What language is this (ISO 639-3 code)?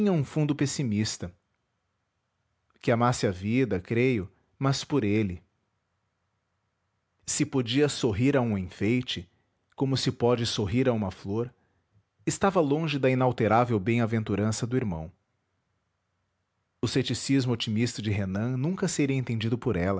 por